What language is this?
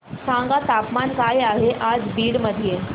Marathi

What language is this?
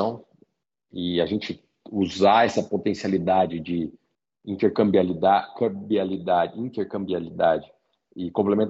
Portuguese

